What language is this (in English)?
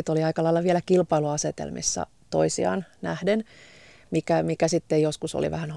Finnish